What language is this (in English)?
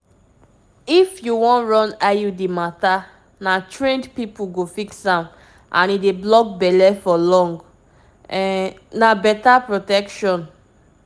Nigerian Pidgin